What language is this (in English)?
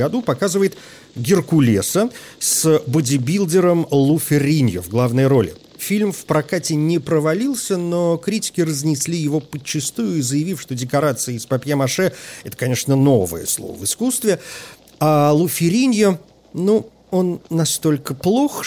Russian